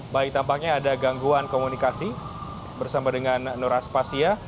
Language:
Indonesian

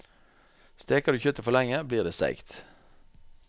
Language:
Norwegian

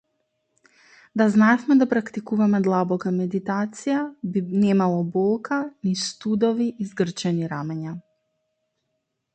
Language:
Macedonian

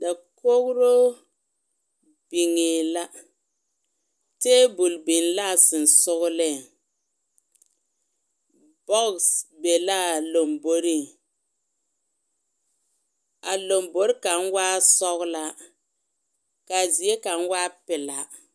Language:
Southern Dagaare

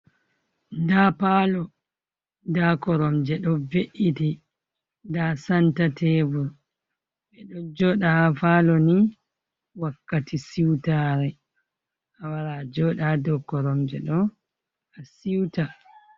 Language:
Fula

